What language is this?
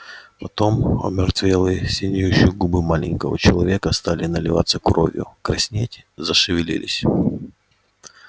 Russian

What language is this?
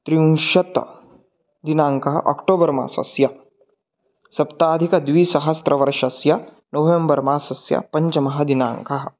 Sanskrit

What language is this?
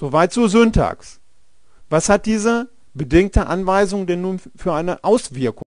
German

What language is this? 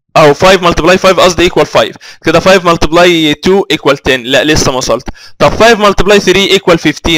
Arabic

